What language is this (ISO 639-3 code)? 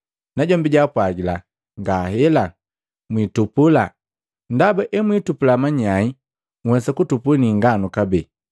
mgv